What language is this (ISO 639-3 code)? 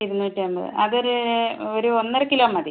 mal